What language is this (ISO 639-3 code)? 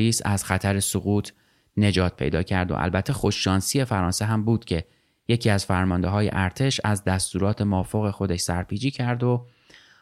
fas